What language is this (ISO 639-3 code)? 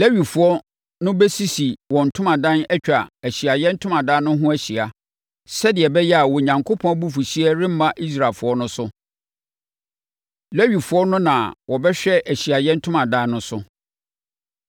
aka